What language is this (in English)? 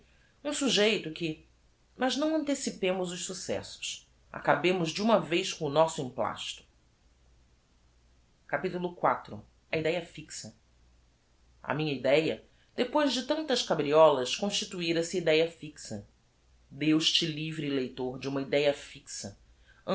Portuguese